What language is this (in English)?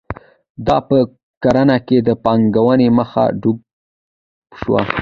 Pashto